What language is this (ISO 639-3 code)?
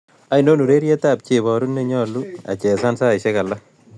kln